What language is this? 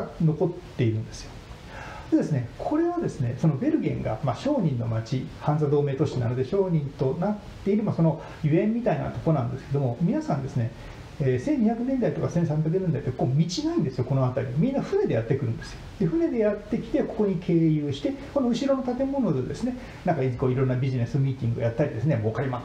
Japanese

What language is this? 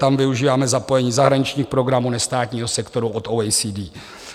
Czech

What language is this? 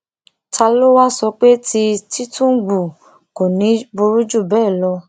Yoruba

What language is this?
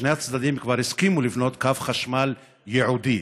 Hebrew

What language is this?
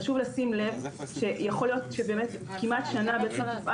Hebrew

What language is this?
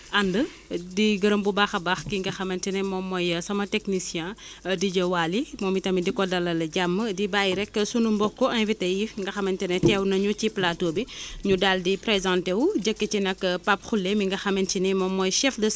Wolof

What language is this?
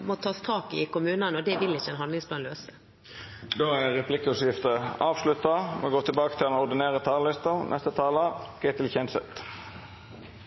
Norwegian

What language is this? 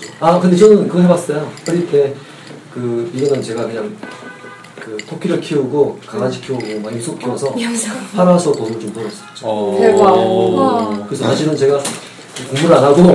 Korean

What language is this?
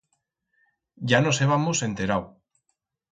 Aragonese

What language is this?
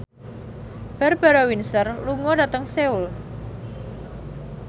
Javanese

